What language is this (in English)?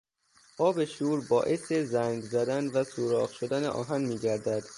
Persian